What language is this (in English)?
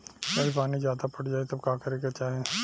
Bhojpuri